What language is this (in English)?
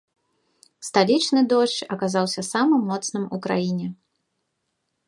Belarusian